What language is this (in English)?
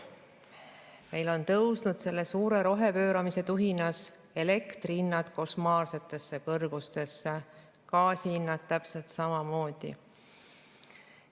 Estonian